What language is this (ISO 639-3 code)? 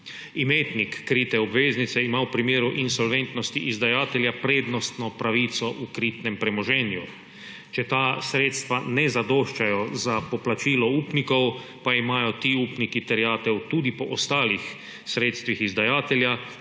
slv